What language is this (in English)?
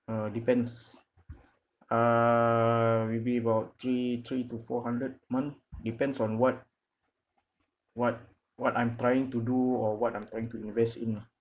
English